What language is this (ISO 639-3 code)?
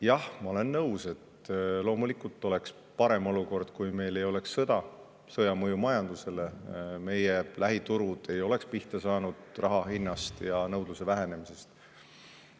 est